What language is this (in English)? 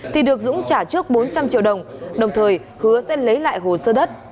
Vietnamese